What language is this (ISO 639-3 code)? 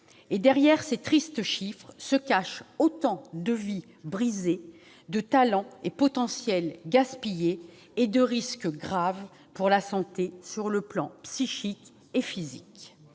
fra